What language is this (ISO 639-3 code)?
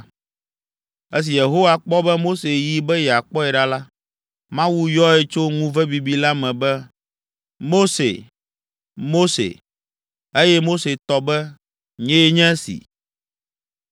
ewe